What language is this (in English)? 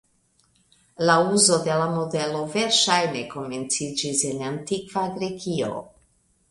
Esperanto